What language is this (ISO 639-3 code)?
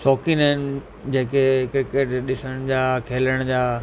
snd